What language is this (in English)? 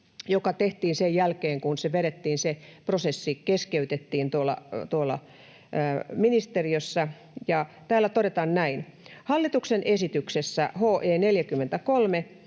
Finnish